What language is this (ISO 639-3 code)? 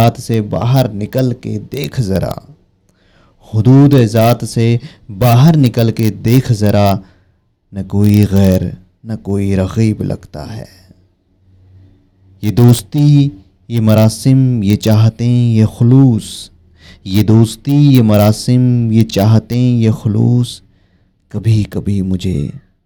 hin